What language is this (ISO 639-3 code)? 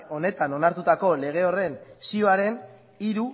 eus